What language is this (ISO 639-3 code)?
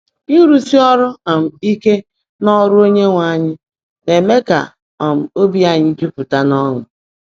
ibo